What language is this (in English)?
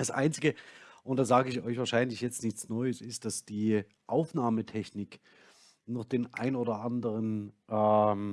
German